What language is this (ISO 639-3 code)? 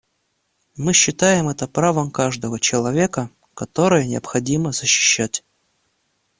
rus